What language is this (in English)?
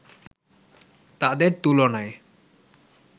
Bangla